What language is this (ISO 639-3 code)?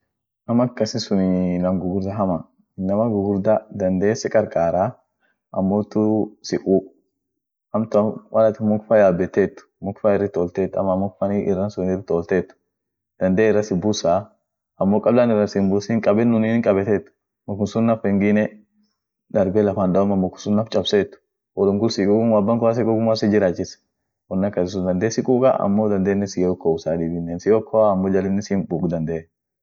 orc